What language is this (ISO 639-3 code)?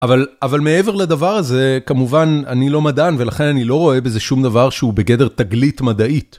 heb